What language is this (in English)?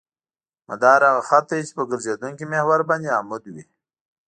Pashto